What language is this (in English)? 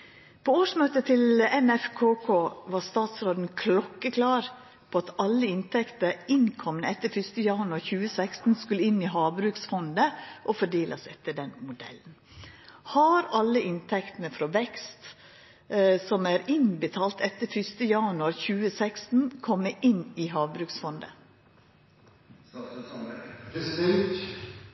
Norwegian Nynorsk